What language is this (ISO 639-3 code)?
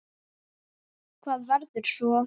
isl